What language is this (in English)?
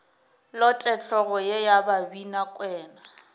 Northern Sotho